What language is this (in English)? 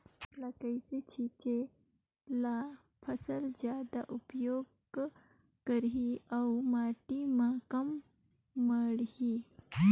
Chhattisgarhi